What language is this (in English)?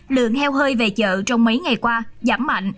Vietnamese